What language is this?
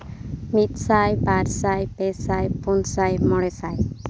Santali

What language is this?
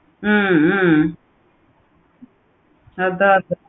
Tamil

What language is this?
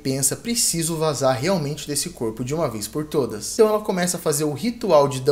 Portuguese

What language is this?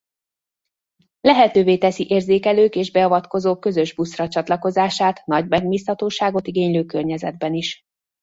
Hungarian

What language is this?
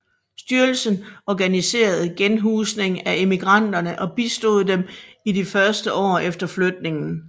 Danish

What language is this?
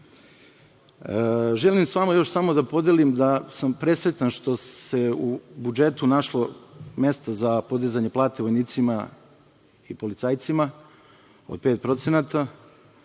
Serbian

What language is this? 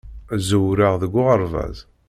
Kabyle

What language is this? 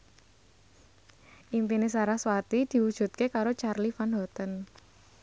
Javanese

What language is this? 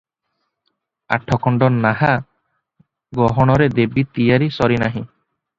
Odia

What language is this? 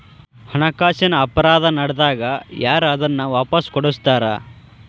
Kannada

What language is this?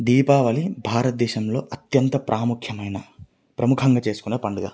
Telugu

